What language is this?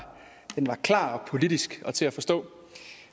Danish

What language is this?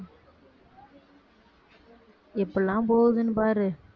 Tamil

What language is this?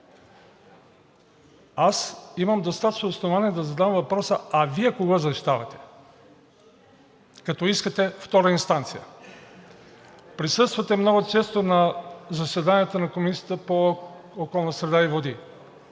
Bulgarian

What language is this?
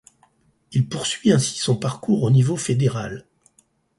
French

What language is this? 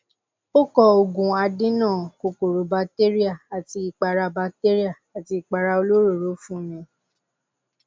Yoruba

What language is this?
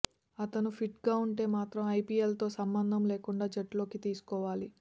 Telugu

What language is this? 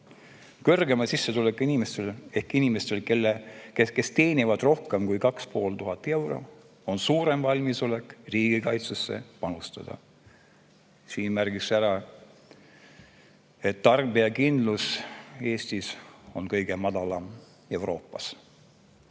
Estonian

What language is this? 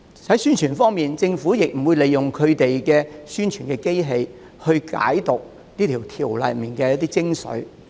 Cantonese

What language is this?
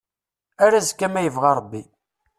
Kabyle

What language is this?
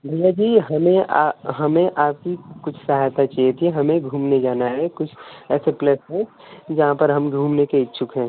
Hindi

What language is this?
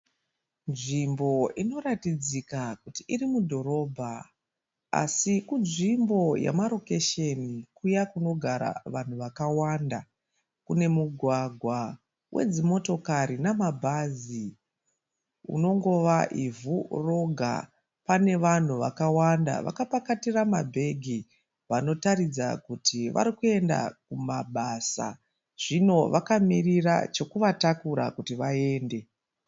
Shona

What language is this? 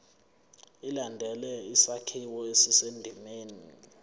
Zulu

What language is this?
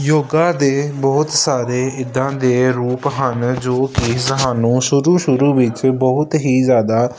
Punjabi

